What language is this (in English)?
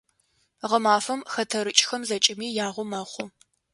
Adyghe